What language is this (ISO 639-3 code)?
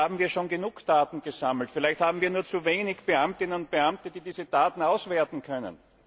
deu